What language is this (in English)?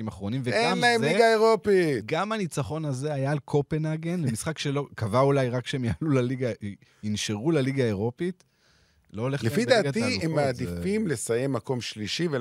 Hebrew